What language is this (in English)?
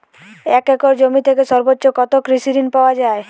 Bangla